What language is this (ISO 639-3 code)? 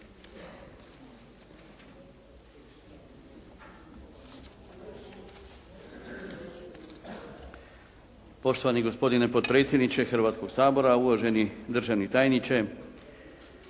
hrv